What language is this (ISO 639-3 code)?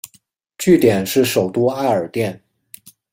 zho